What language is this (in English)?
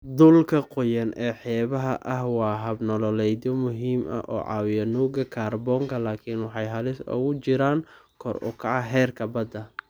Somali